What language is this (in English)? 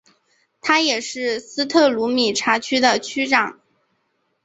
Chinese